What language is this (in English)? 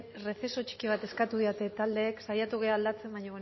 Basque